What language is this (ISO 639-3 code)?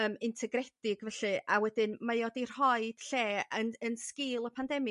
cym